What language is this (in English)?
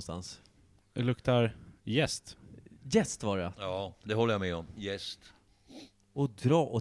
Swedish